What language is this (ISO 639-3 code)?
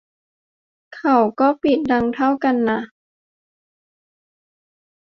tha